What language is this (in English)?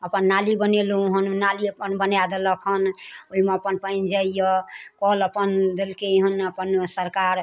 Maithili